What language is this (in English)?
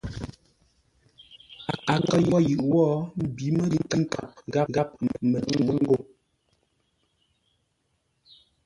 Ngombale